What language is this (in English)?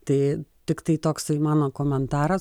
Lithuanian